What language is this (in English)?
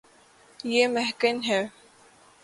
Urdu